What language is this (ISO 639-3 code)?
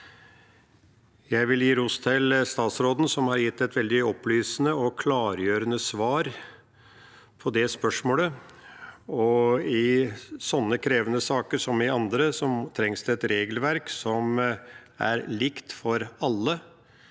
nor